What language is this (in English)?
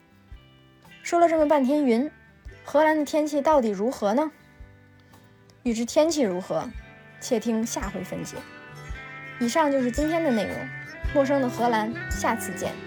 Chinese